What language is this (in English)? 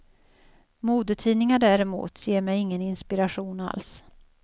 Swedish